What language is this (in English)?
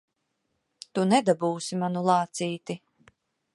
Latvian